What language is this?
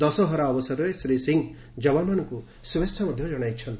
Odia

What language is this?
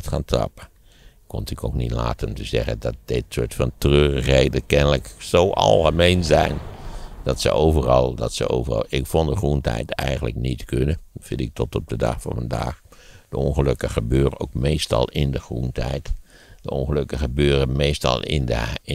Dutch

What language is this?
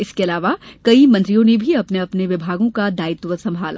Hindi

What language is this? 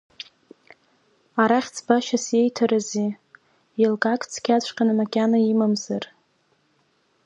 Abkhazian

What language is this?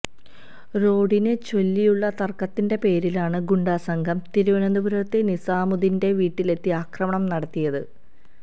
Malayalam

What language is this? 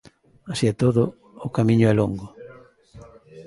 Galician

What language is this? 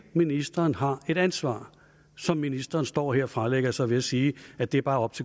Danish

